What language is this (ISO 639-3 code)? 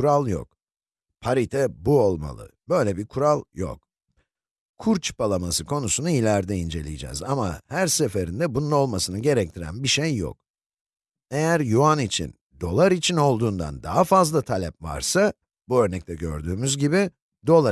tur